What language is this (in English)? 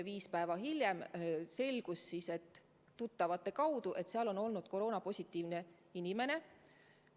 Estonian